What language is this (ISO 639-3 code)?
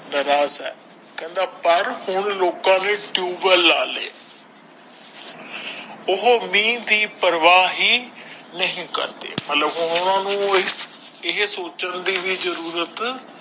pan